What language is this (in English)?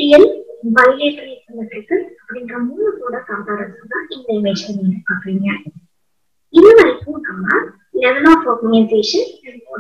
Spanish